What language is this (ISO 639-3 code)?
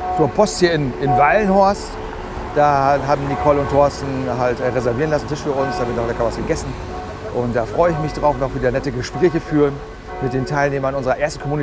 deu